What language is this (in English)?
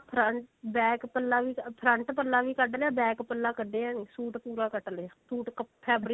Punjabi